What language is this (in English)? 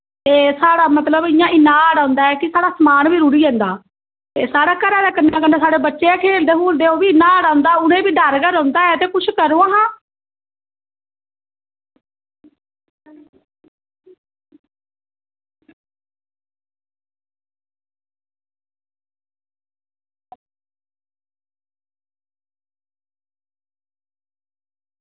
Dogri